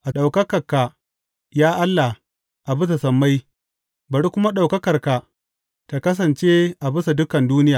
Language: Hausa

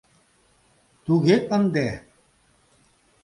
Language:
Mari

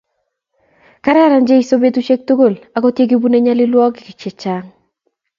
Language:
Kalenjin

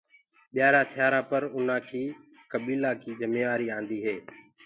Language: Gurgula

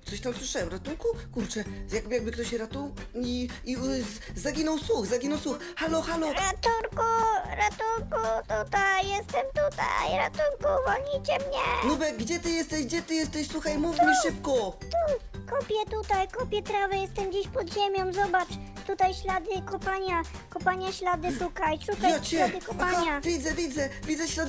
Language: Polish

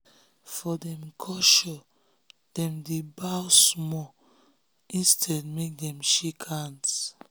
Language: Nigerian Pidgin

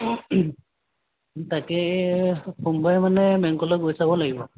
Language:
Assamese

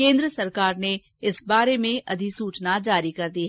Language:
Hindi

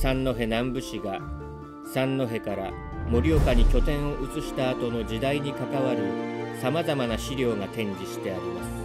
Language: Japanese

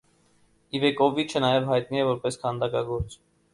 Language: Armenian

